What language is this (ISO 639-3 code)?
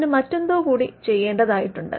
mal